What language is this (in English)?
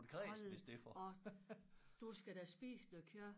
Danish